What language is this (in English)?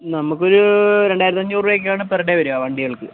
Malayalam